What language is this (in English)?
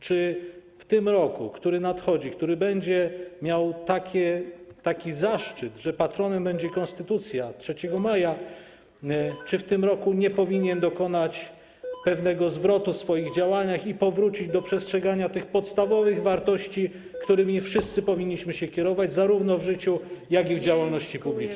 Polish